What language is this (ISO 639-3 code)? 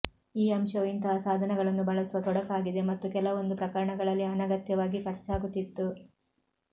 kan